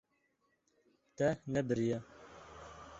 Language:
Kurdish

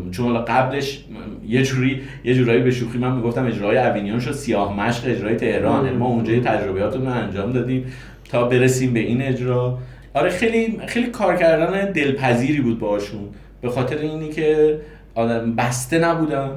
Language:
Persian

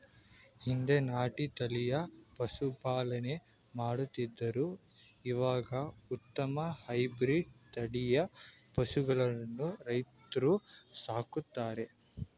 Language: Kannada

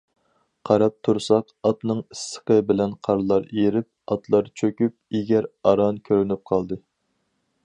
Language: Uyghur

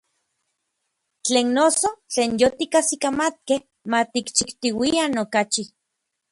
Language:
Orizaba Nahuatl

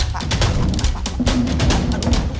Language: Indonesian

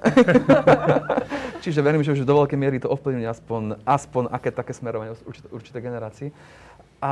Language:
Slovak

